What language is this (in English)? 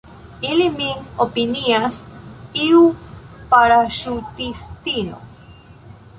Esperanto